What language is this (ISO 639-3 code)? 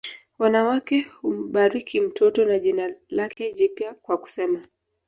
swa